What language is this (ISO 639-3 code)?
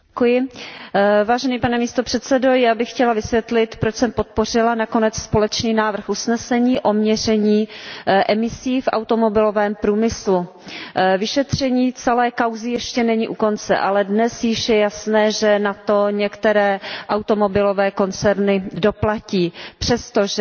ces